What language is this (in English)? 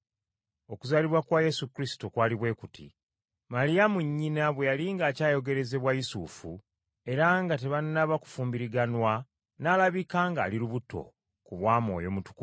Ganda